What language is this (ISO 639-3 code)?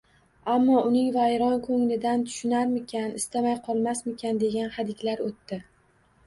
uzb